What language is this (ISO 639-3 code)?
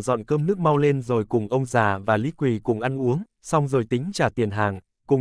vie